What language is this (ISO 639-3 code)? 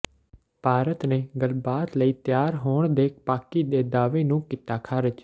pan